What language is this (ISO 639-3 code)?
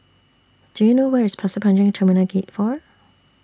eng